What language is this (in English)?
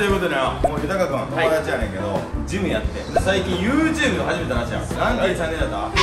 Japanese